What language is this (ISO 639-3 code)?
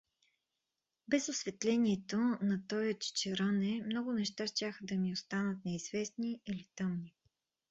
bul